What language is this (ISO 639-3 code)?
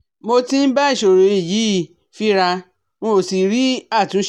yor